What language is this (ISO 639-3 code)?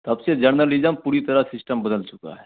hin